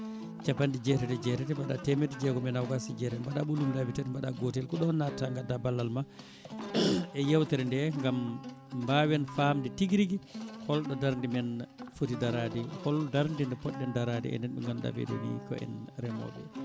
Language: Fula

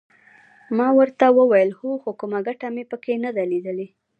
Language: Pashto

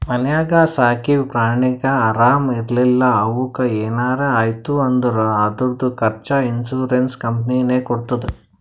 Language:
Kannada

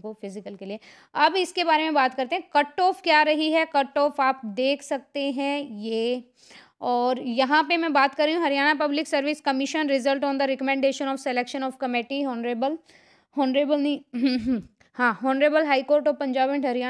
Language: Hindi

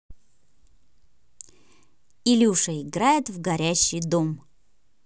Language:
Russian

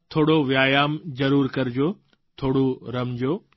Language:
Gujarati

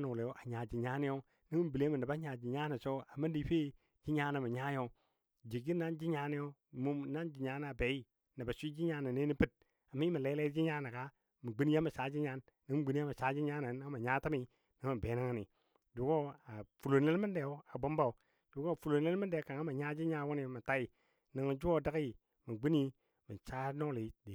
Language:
Dadiya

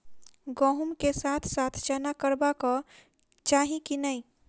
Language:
Maithili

